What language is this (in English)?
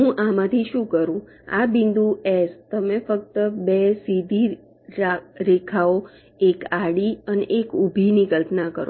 Gujarati